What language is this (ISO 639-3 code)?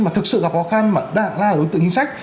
vie